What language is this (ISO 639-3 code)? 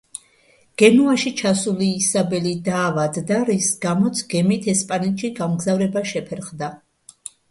kat